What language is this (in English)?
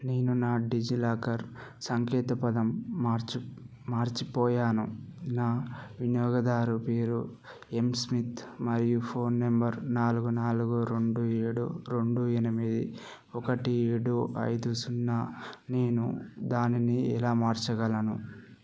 Telugu